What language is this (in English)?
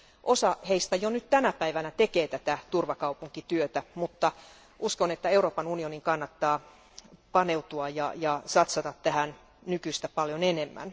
Finnish